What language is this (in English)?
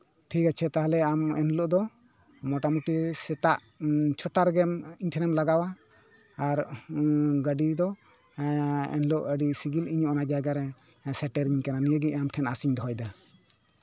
Santali